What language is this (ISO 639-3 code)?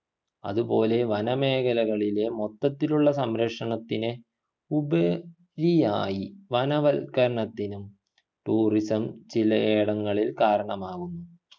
mal